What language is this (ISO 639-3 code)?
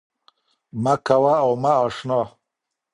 pus